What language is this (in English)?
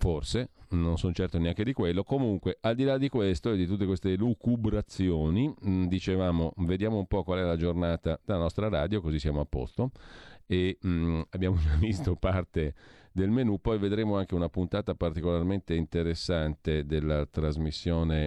Italian